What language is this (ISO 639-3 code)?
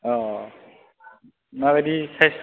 brx